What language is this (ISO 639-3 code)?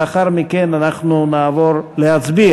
heb